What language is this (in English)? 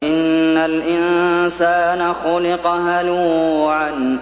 Arabic